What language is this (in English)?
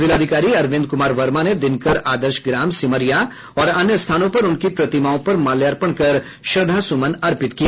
Hindi